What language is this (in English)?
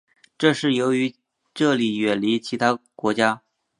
Chinese